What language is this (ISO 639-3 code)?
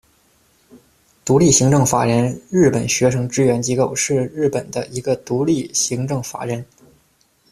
zho